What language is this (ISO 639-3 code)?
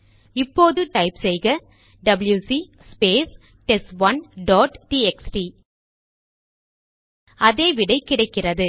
tam